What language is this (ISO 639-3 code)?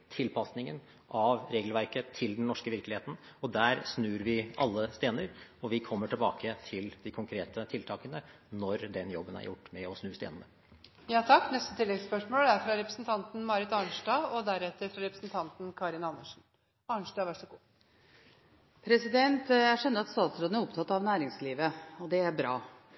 nor